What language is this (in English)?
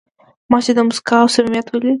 Pashto